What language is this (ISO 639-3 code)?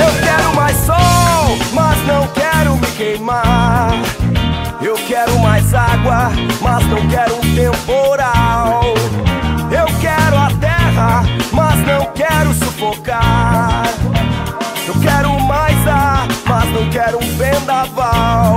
pol